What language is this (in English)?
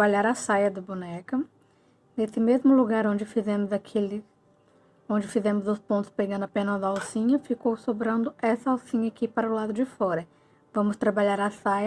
Portuguese